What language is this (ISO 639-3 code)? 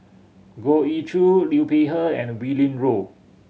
eng